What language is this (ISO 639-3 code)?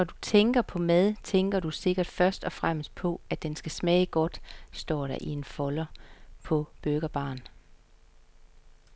dan